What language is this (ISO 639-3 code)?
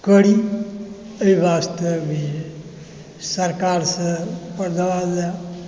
mai